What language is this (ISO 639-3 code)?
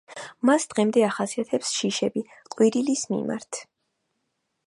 kat